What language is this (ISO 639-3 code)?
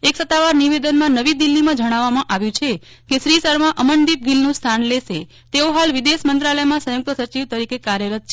guj